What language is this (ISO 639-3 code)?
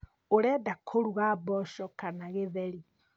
kik